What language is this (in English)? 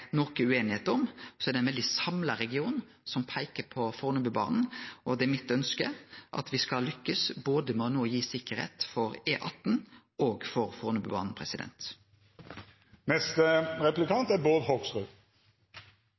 Norwegian Nynorsk